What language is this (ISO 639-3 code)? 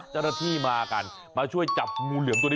tha